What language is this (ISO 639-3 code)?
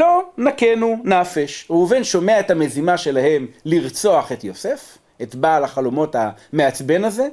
heb